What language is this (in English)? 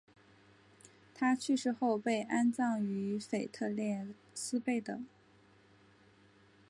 Chinese